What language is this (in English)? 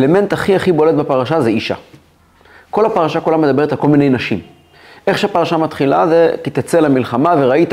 Hebrew